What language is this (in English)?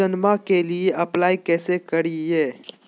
Magahi